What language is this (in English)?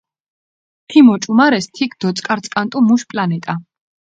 Mingrelian